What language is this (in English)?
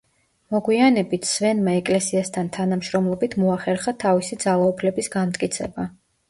Georgian